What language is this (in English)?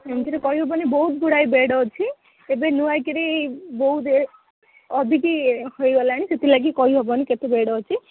Odia